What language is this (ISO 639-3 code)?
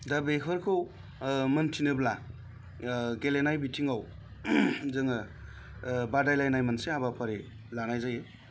brx